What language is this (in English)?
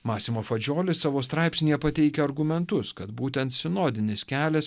Lithuanian